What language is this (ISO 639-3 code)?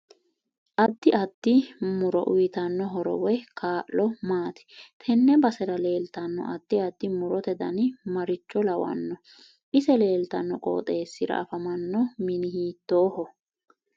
sid